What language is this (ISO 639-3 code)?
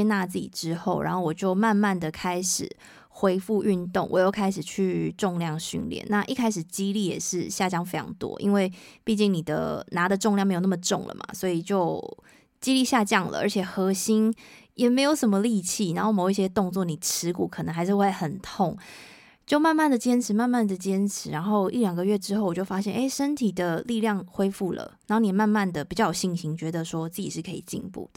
zho